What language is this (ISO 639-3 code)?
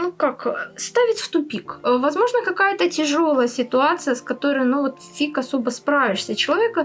rus